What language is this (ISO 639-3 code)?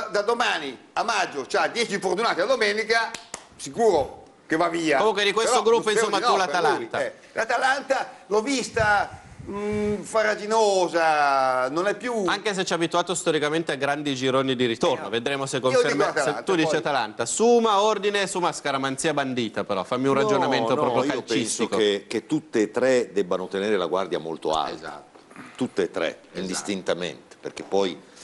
ita